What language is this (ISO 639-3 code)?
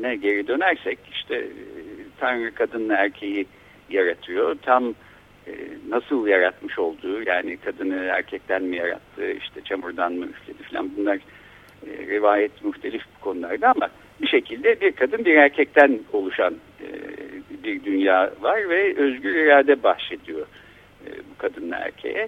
tur